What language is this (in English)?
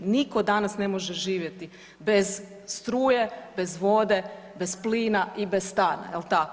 Croatian